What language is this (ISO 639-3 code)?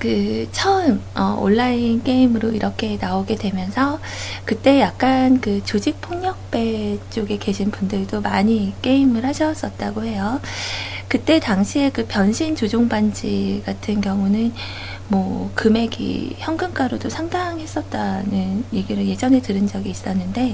kor